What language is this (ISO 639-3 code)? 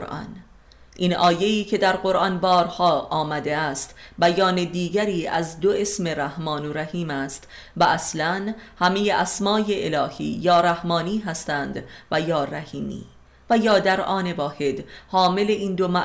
fas